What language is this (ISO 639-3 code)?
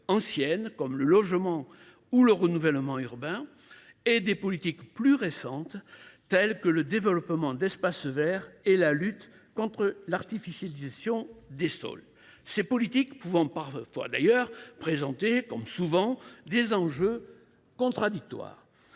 fra